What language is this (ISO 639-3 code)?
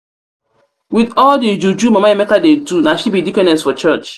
pcm